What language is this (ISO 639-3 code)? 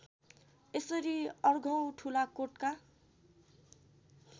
nep